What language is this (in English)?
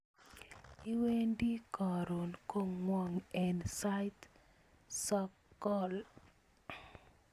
Kalenjin